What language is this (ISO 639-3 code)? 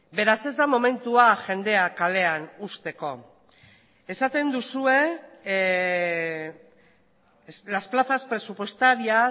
eus